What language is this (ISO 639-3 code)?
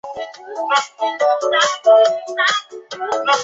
zho